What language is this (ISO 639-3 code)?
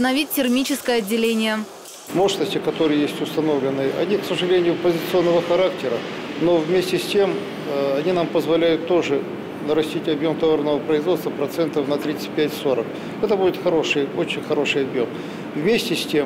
rus